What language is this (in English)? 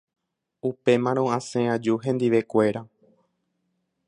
Guarani